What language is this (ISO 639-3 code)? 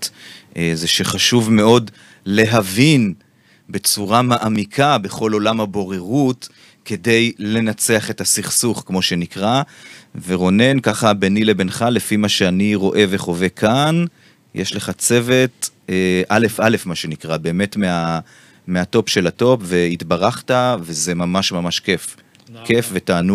heb